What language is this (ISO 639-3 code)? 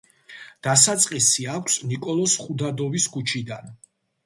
kat